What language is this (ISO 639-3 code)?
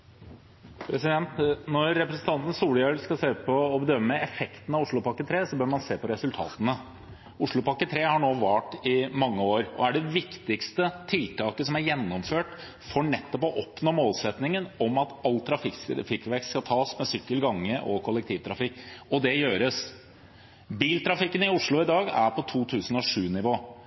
nor